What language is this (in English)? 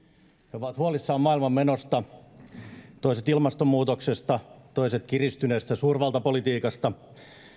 Finnish